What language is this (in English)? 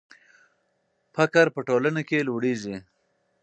Pashto